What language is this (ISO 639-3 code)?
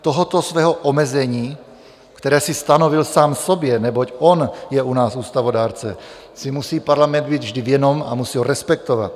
ces